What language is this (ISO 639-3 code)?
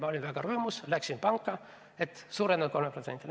est